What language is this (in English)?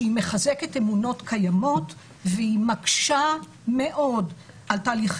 Hebrew